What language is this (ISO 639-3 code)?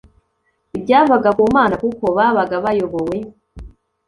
kin